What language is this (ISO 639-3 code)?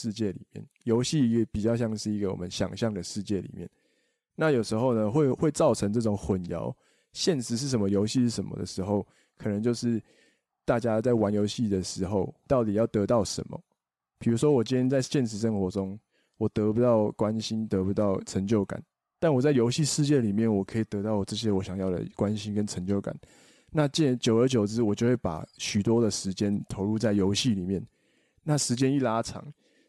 zho